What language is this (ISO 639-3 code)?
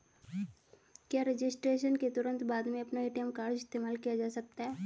hin